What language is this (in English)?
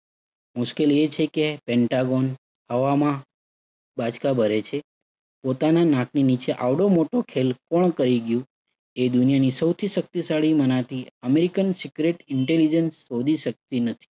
Gujarati